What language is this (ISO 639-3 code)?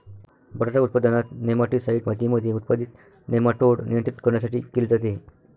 mar